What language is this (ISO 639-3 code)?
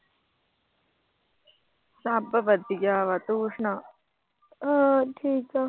pan